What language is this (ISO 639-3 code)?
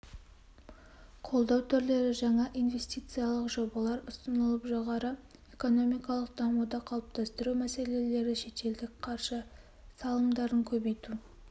kaz